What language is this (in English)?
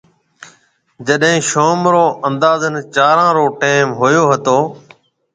Marwari (Pakistan)